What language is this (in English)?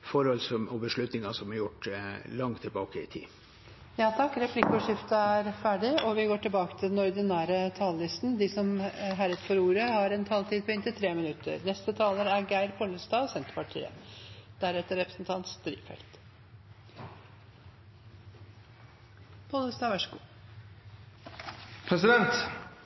Norwegian